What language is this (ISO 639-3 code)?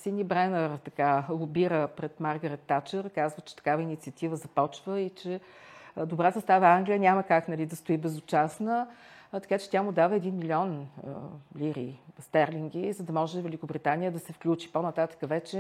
bul